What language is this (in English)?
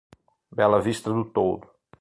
Portuguese